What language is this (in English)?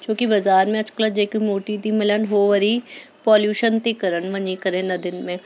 Sindhi